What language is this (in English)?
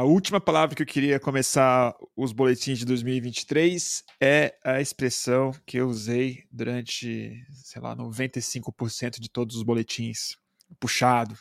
Portuguese